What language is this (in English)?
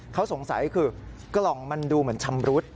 Thai